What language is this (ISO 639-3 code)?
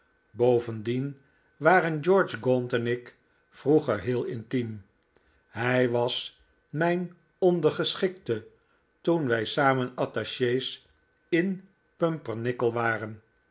nld